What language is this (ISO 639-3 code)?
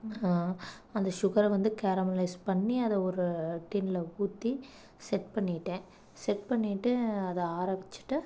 tam